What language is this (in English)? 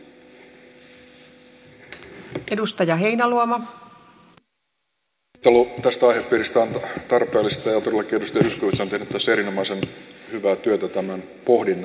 Finnish